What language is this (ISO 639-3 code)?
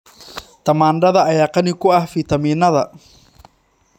som